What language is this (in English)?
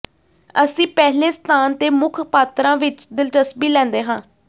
Punjabi